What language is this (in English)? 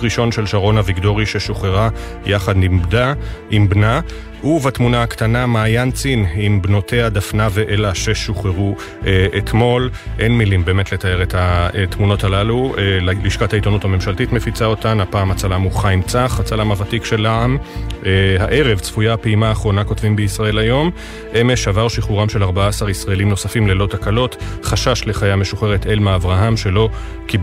Hebrew